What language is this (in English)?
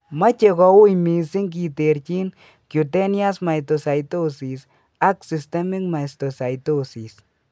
Kalenjin